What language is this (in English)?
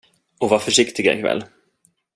Swedish